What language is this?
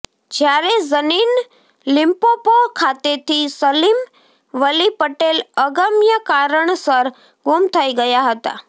Gujarati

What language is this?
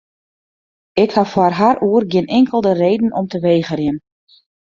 Western Frisian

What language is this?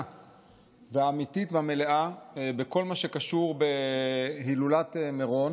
Hebrew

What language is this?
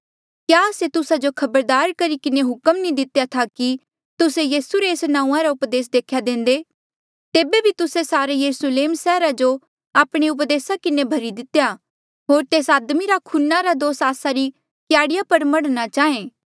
Mandeali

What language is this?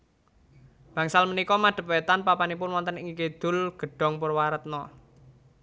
Javanese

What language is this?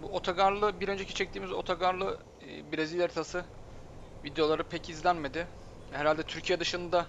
Turkish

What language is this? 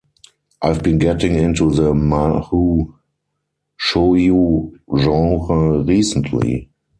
English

